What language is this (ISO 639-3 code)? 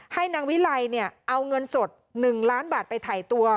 tha